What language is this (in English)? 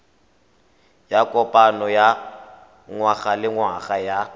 Tswana